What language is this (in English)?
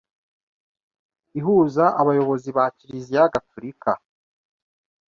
Kinyarwanda